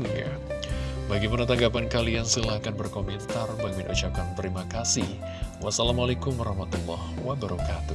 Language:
Indonesian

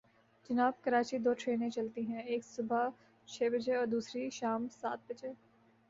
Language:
Urdu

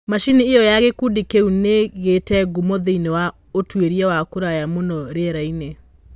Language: Kikuyu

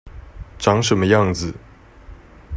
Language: Chinese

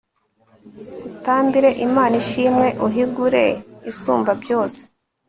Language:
Kinyarwanda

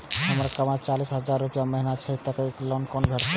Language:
Maithili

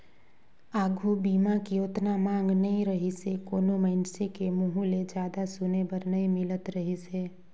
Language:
Chhattisgarhi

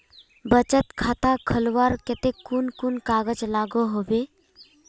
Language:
Magahi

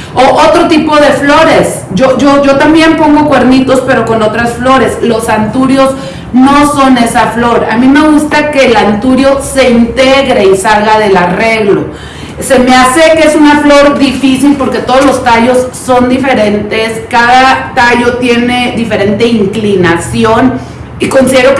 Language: Spanish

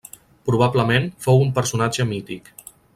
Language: Catalan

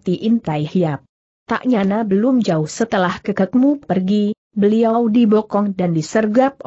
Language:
Indonesian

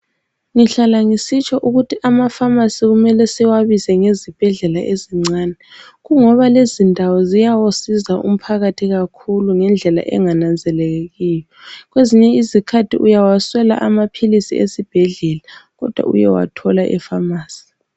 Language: North Ndebele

